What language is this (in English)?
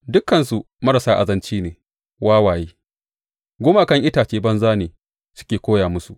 Hausa